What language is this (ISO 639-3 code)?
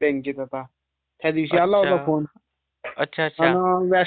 mar